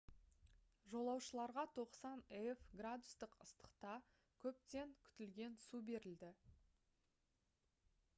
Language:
Kazakh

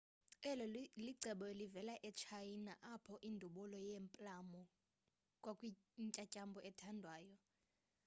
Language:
Xhosa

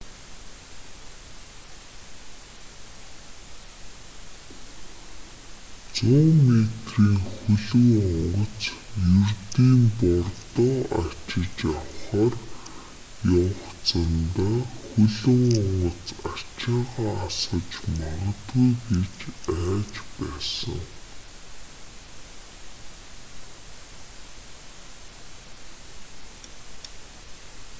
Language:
Mongolian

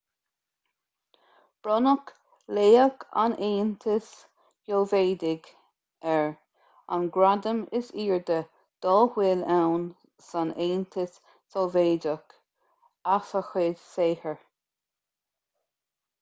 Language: Irish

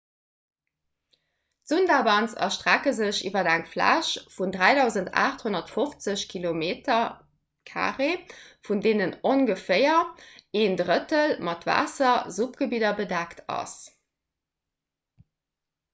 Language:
Luxembourgish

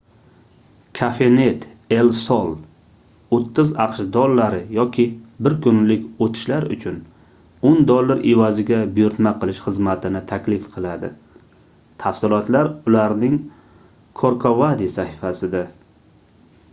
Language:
Uzbek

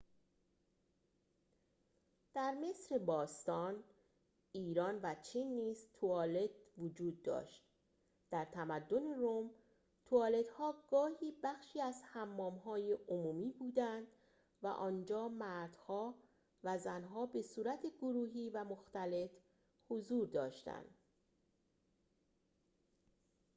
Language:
Persian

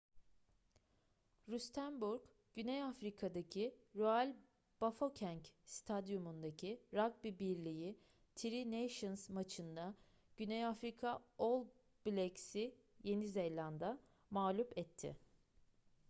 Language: Turkish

